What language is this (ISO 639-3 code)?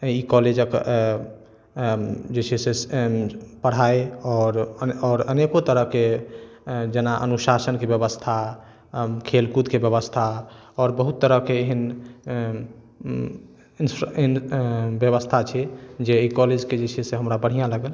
mai